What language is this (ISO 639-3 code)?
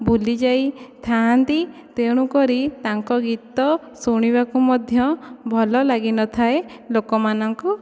ori